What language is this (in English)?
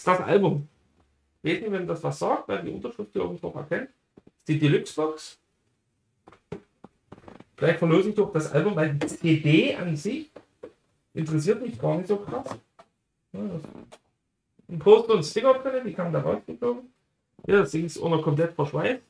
German